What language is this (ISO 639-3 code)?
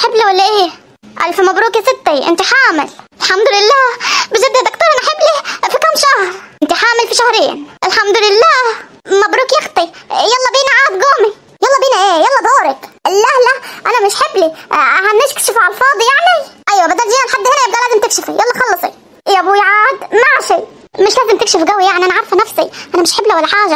ara